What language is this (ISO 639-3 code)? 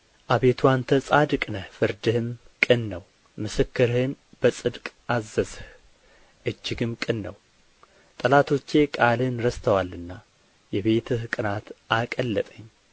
amh